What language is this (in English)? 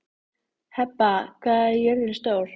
Icelandic